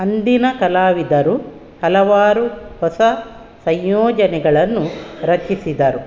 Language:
Kannada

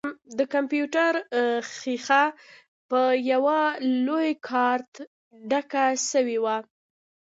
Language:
Pashto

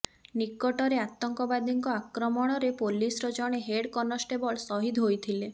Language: Odia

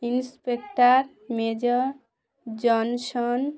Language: Bangla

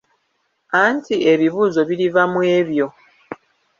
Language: Ganda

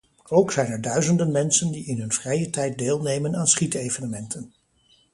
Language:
Dutch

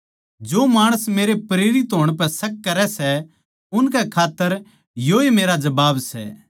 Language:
Haryanvi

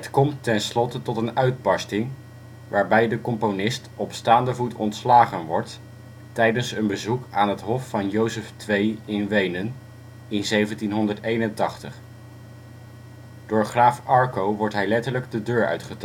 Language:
Dutch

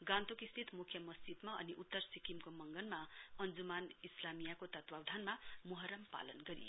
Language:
Nepali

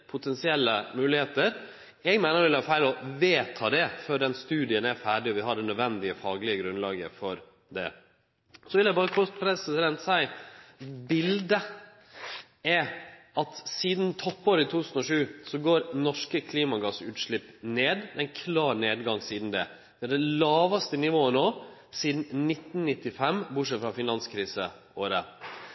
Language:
Norwegian Nynorsk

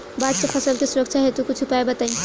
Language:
Bhojpuri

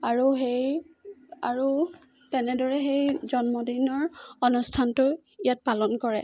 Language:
Assamese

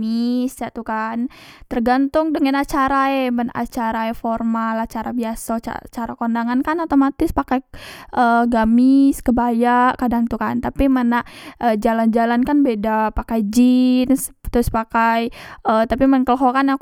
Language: Musi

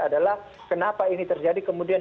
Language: Indonesian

